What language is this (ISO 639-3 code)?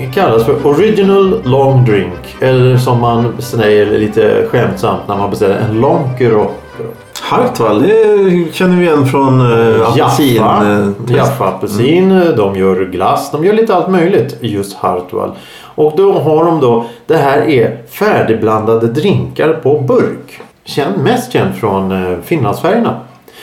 swe